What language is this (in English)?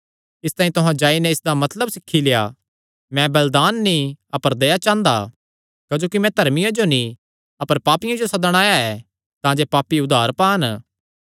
Kangri